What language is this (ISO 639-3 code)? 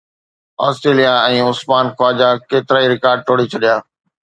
snd